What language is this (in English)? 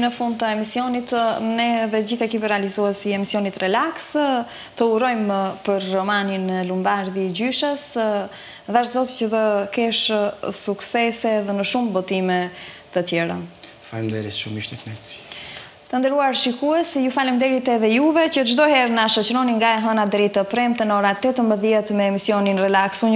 Romanian